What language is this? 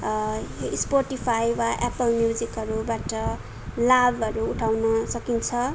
Nepali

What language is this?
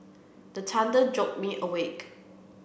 English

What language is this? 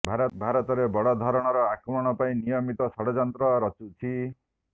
Odia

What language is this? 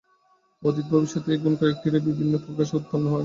Bangla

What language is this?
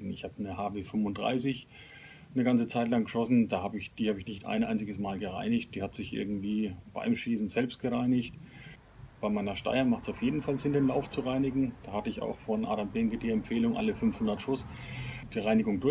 German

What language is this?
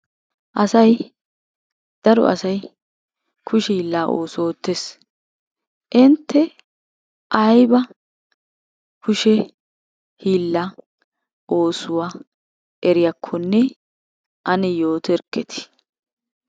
Wolaytta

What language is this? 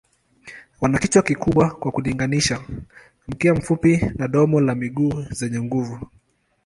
Swahili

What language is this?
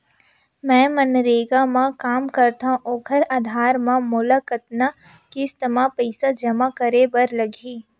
Chhattisgarhi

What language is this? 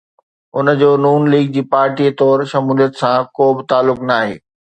Sindhi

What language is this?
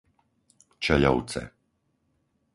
Slovak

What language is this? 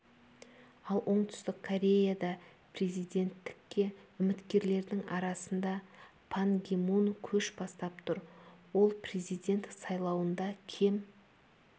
Kazakh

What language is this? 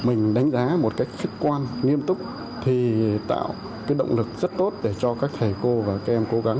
Vietnamese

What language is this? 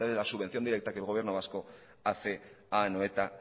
Spanish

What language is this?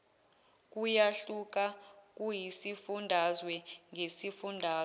Zulu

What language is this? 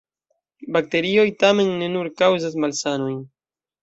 Esperanto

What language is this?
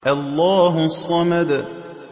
Arabic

